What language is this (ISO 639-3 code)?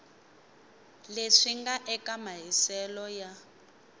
tso